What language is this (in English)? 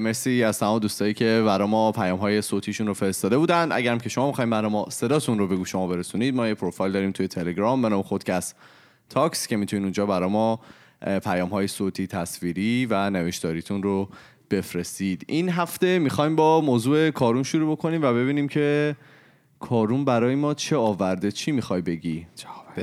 Persian